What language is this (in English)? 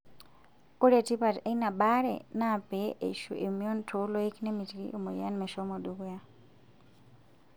Masai